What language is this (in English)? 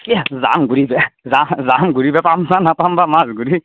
Assamese